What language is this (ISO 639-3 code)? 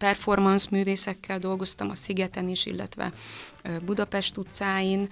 hun